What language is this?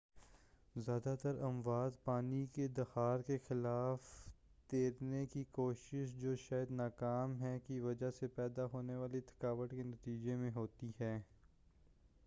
Urdu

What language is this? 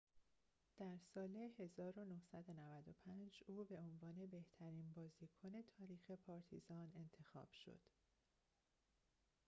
Persian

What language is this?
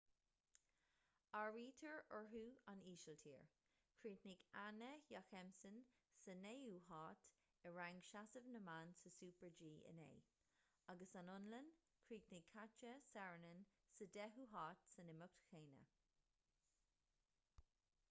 Irish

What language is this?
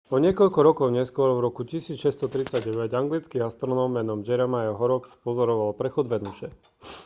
Slovak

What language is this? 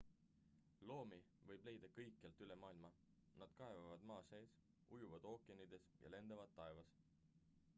Estonian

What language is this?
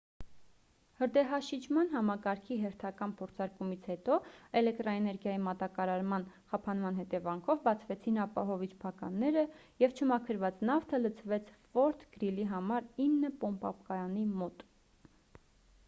Armenian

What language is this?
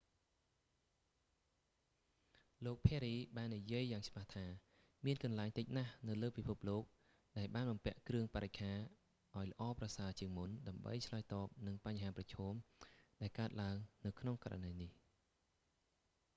Khmer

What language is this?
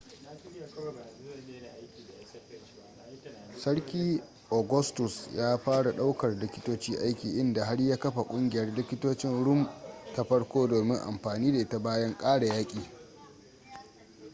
Hausa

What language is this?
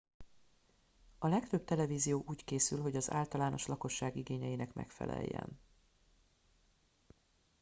Hungarian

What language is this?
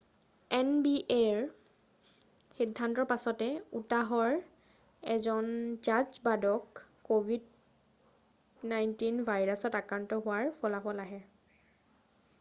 Assamese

